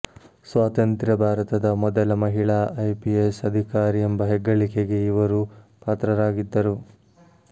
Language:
Kannada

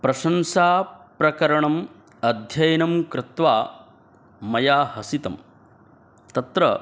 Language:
Sanskrit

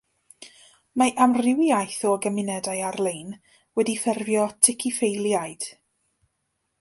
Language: Welsh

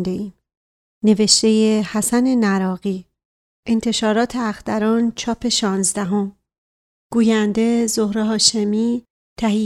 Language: Persian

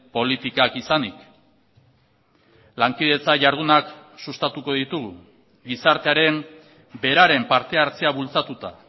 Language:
Basque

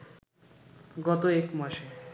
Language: Bangla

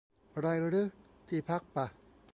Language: Thai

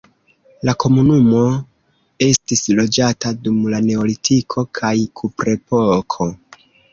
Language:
Esperanto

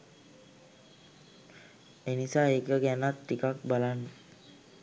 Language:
Sinhala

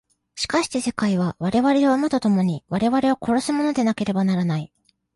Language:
Japanese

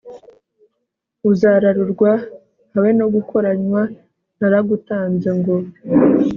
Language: Kinyarwanda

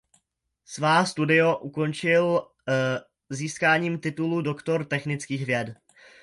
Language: Czech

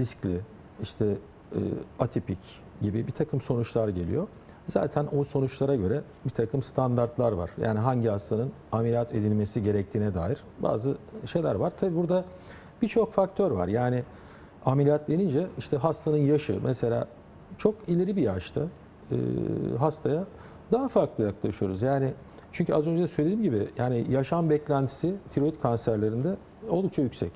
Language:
Turkish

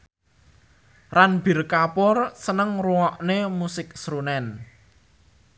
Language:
Javanese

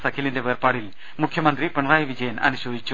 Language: Malayalam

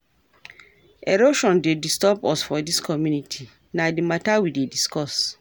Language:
Nigerian Pidgin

